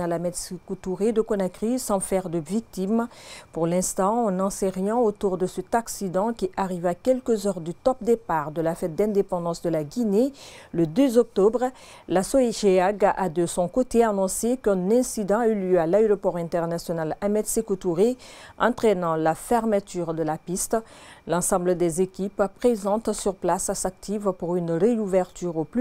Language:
French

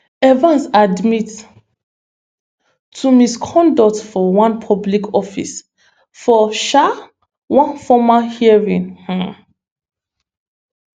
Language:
Nigerian Pidgin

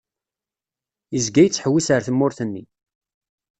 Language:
Kabyle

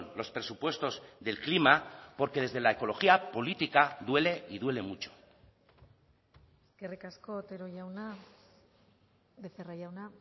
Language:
Spanish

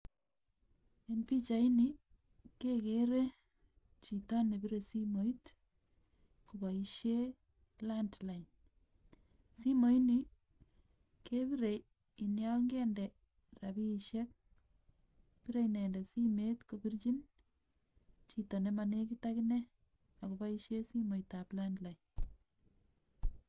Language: Kalenjin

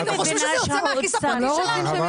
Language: Hebrew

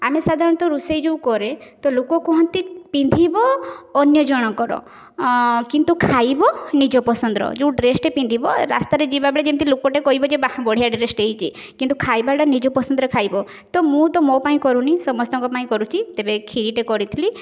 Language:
Odia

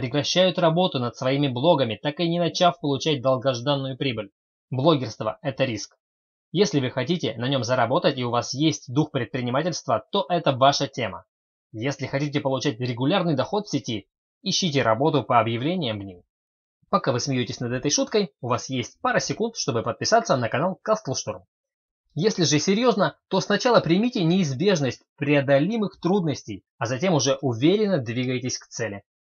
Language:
Russian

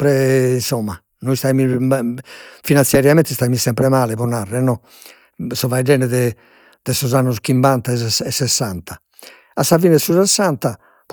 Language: Sardinian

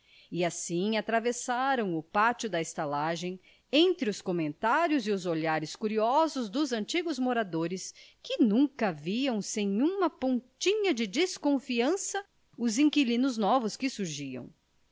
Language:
Portuguese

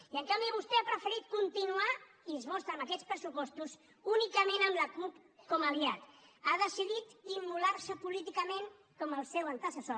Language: Catalan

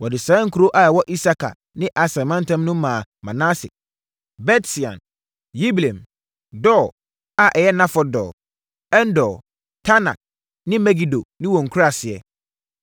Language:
Akan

